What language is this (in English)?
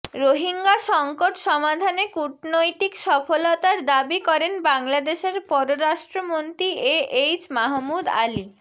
Bangla